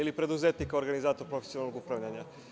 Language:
Serbian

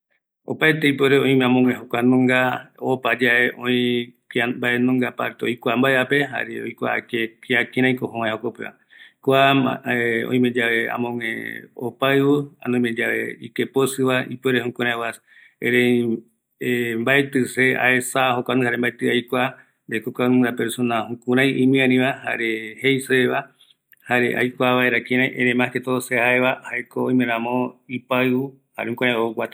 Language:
Eastern Bolivian Guaraní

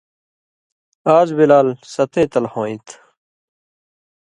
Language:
Indus Kohistani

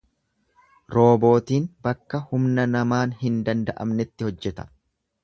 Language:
Oromo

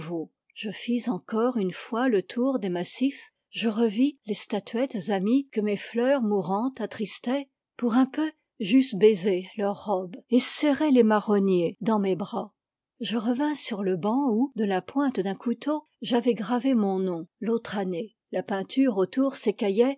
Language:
French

